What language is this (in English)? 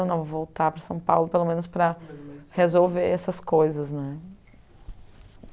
Portuguese